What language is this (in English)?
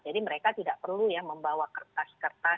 Indonesian